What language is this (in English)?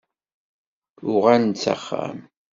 Kabyle